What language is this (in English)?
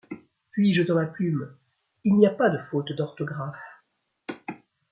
French